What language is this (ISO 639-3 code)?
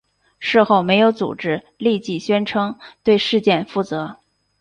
zho